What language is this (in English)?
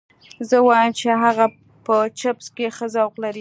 Pashto